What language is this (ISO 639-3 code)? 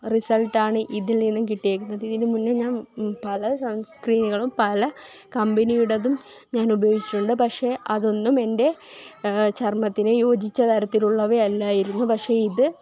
mal